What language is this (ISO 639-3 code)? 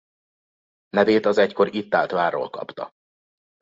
hun